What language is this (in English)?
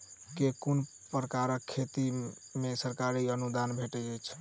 Maithili